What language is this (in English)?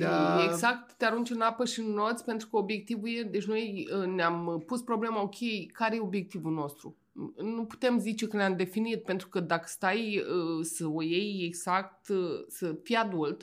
Romanian